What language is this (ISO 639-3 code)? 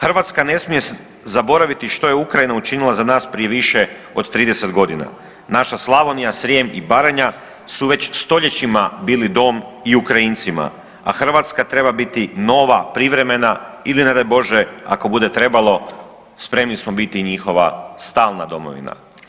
hrv